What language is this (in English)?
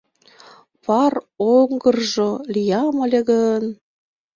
Mari